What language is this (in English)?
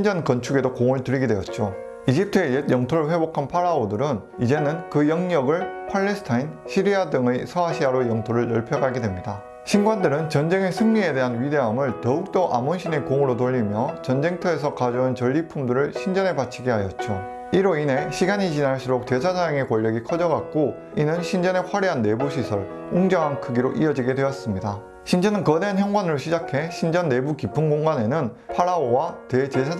Korean